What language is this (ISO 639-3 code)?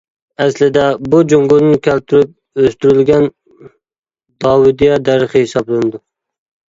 uig